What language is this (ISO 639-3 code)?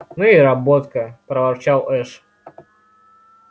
rus